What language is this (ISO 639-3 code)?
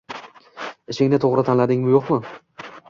uzb